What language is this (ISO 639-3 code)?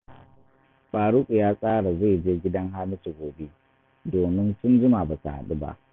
hau